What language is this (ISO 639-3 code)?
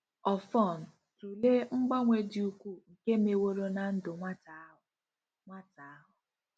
ibo